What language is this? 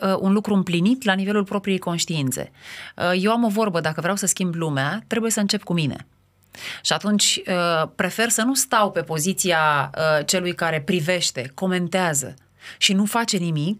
Romanian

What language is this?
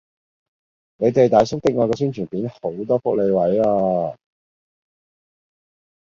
Cantonese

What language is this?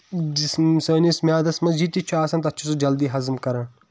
Kashmiri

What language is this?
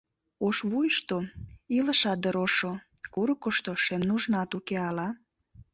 Mari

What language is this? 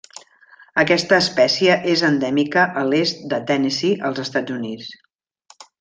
Catalan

